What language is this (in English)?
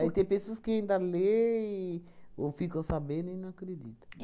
Portuguese